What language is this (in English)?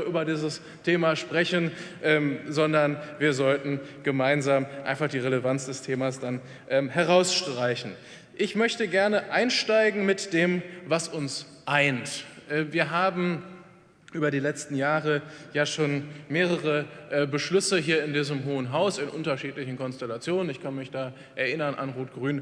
German